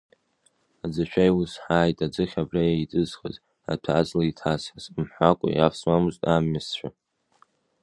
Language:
Abkhazian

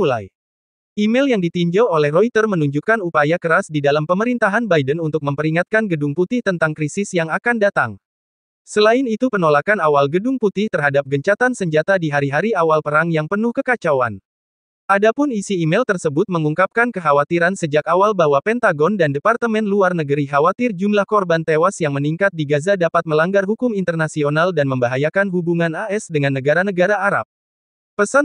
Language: Indonesian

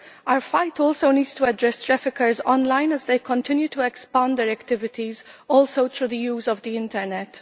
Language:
English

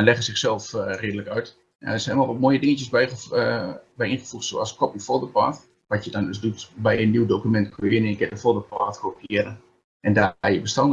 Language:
Dutch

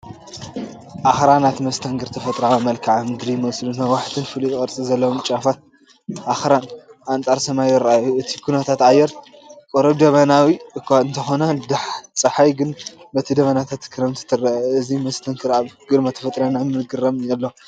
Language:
Tigrinya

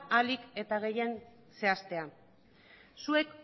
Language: Basque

